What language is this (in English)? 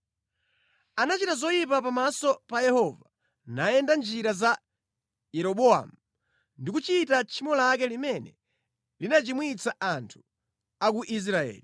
Nyanja